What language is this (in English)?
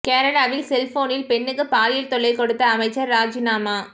Tamil